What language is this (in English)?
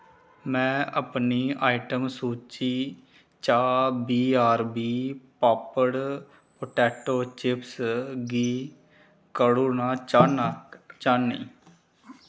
Dogri